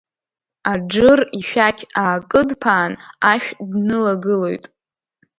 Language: Abkhazian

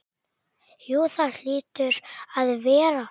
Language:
Icelandic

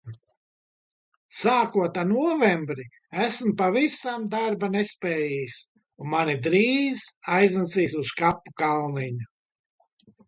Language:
Latvian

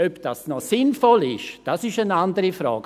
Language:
Swiss German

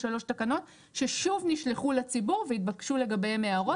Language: Hebrew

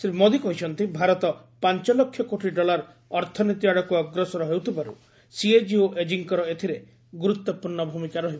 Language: Odia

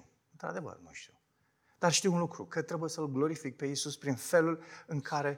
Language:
Romanian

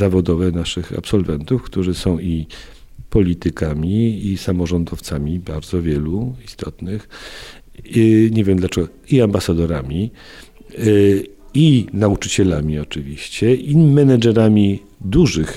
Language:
Polish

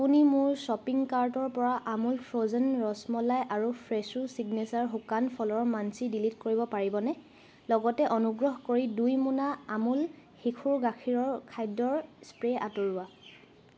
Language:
Assamese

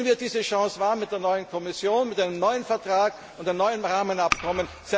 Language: German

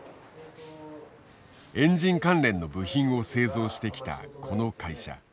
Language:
Japanese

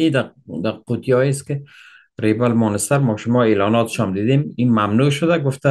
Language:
Persian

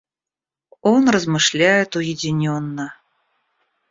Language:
Russian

